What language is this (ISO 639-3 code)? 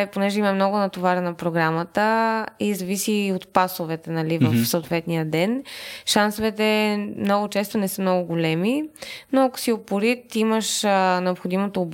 bul